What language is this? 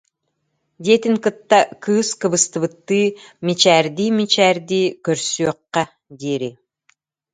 Yakut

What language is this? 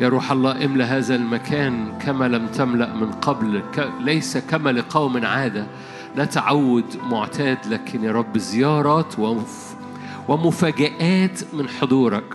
Arabic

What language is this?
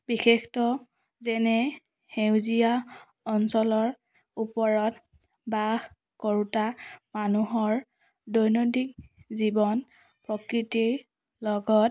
Assamese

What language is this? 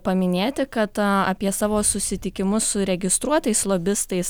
Lithuanian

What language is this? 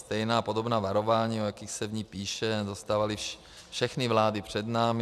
Czech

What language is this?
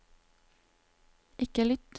Norwegian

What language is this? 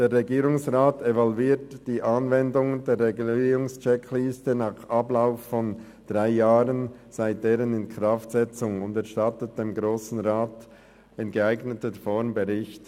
Swiss German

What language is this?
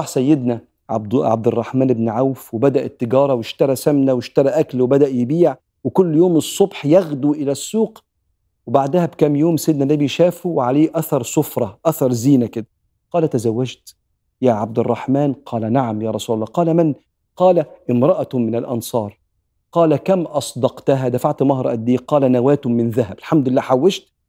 Arabic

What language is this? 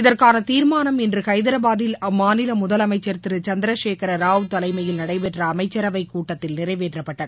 Tamil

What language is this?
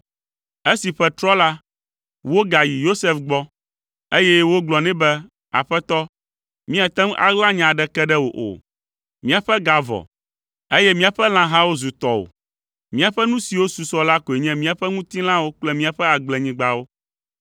Ewe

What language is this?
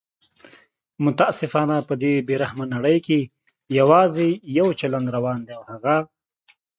Pashto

